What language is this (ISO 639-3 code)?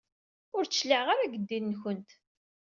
kab